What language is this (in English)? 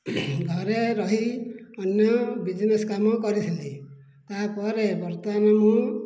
Odia